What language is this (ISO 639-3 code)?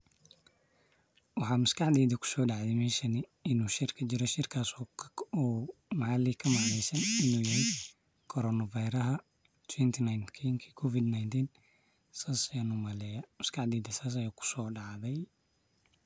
som